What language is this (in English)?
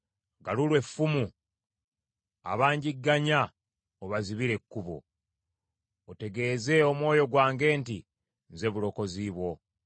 Ganda